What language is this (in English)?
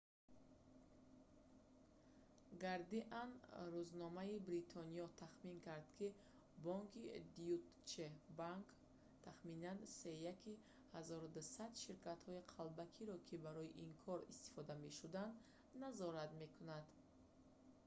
Tajik